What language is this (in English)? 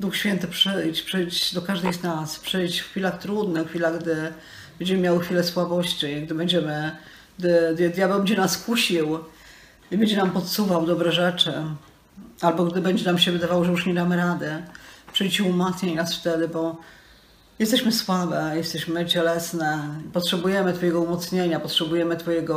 Polish